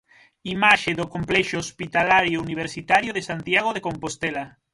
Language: Galician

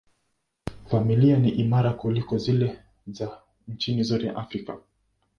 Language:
Swahili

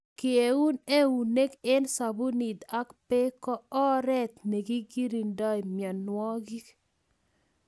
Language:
Kalenjin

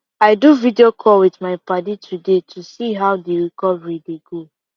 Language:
Nigerian Pidgin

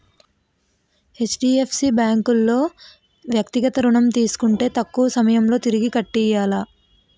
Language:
Telugu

